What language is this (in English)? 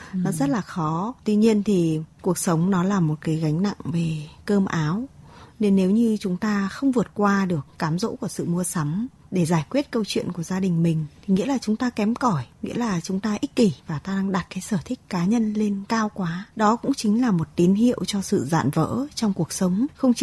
Vietnamese